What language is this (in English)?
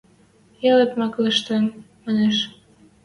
Western Mari